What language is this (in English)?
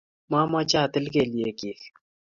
Kalenjin